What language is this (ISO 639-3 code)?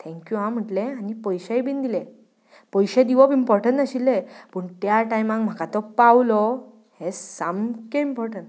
kok